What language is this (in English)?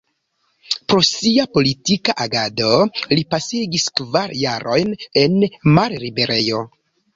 Esperanto